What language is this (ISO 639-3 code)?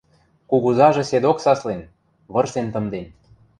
mrj